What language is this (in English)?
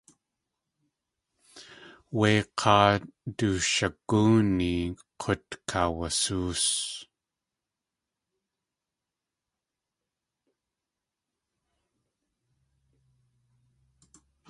Tlingit